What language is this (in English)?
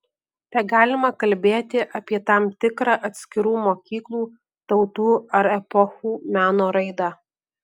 Lithuanian